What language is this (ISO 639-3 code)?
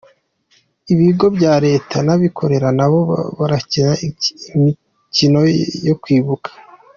kin